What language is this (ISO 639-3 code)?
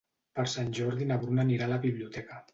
cat